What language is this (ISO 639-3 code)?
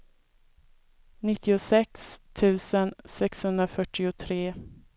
swe